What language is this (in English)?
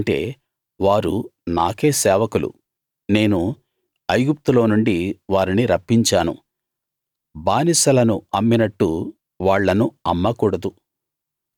Telugu